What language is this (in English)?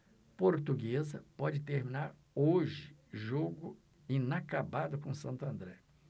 Portuguese